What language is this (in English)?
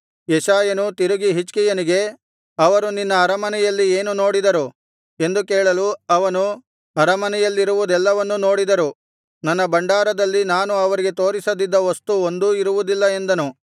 Kannada